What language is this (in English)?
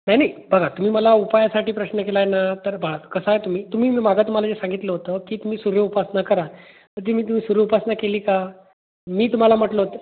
Marathi